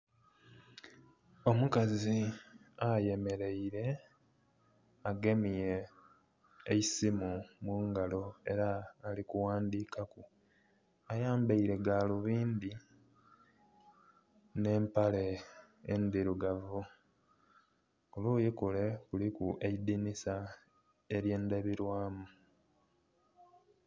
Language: Soga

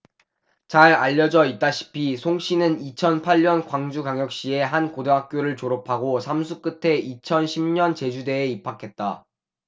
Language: Korean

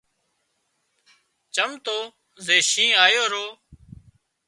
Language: Wadiyara Koli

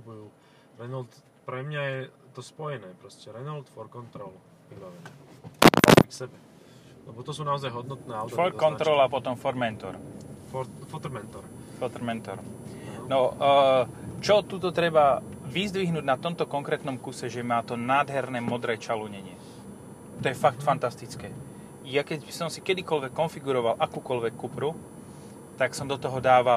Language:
Slovak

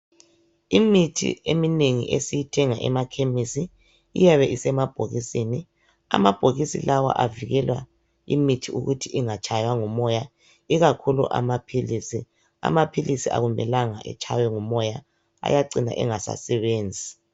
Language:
North Ndebele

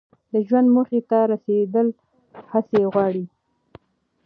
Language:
Pashto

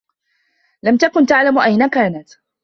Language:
Arabic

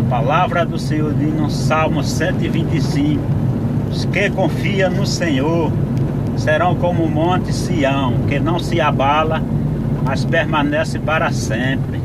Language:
Portuguese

